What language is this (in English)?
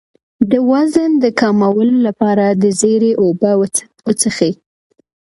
Pashto